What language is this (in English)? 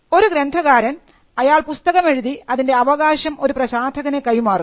Malayalam